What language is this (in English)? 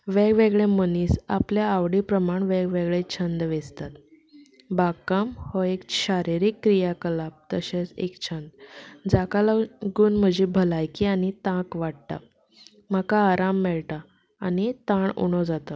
Konkani